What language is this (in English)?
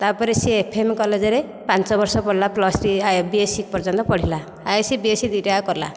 Odia